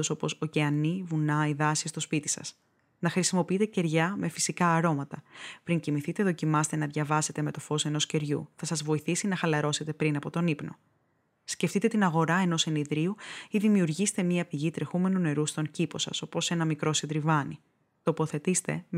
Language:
Greek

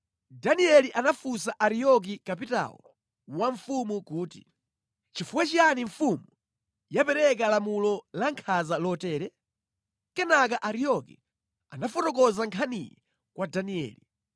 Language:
Nyanja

